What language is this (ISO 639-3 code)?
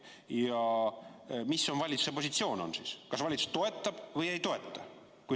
est